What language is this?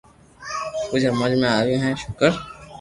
Loarki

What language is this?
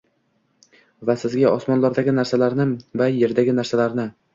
Uzbek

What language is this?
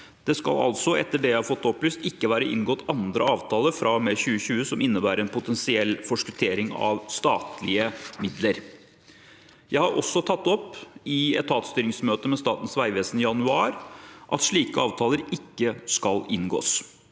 Norwegian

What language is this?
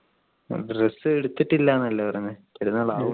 Malayalam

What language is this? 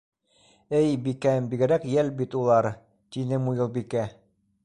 Bashkir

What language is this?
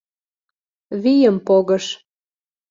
Mari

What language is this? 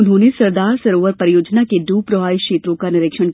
Hindi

